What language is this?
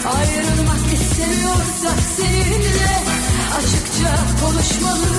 Turkish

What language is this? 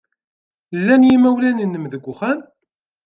Kabyle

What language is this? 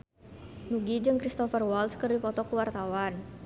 Sundanese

